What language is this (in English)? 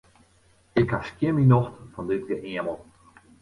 Western Frisian